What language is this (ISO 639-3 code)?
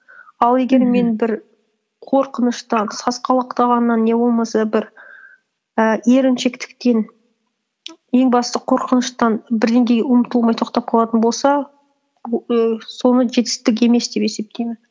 kaz